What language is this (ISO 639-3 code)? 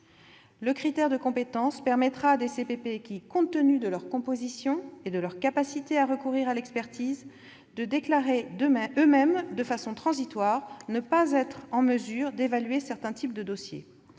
fra